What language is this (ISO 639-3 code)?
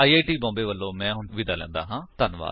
pan